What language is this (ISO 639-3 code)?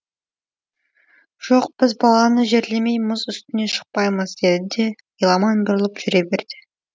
kaz